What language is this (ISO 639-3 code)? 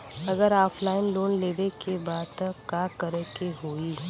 bho